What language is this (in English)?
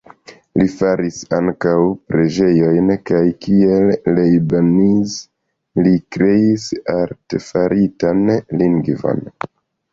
Esperanto